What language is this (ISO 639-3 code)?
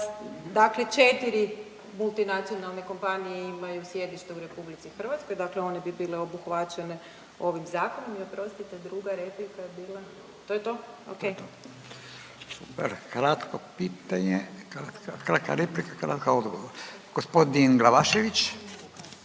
hrv